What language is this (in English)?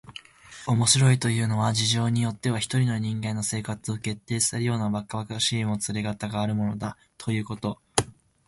Japanese